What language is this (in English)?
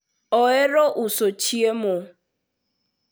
Luo (Kenya and Tanzania)